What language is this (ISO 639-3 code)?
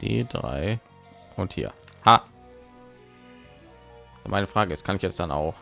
deu